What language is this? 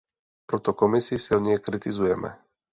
Czech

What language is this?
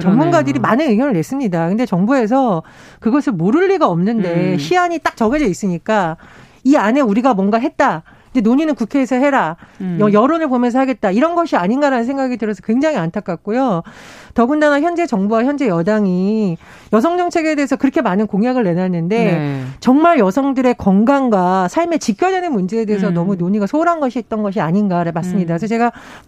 Korean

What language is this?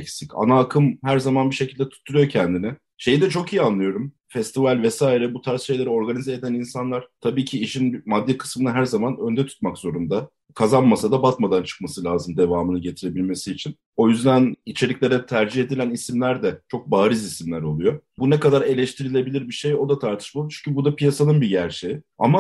Turkish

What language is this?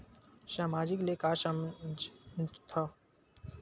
Chhattisgarhi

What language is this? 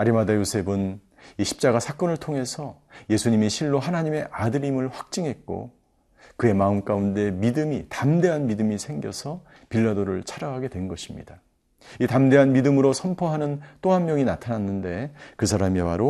Korean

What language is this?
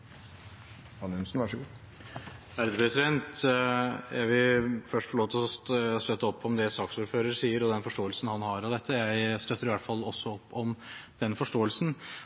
Norwegian Bokmål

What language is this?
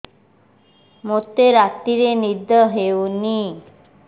Odia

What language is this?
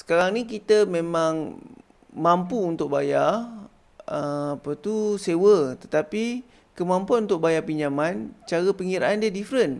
Malay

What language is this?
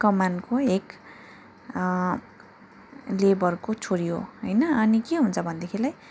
Nepali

